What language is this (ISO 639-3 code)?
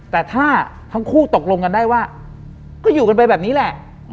tha